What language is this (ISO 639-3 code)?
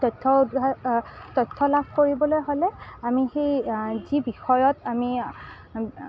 asm